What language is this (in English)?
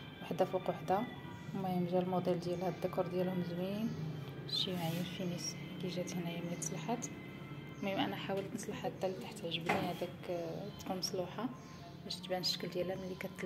Arabic